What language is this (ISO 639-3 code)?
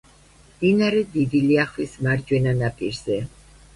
kat